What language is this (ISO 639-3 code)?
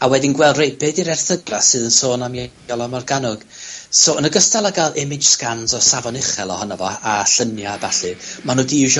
cym